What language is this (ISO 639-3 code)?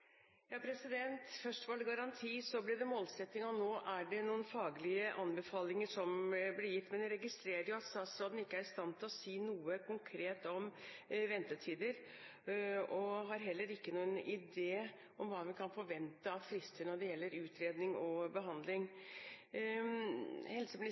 nob